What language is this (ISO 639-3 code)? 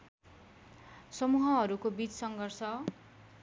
nep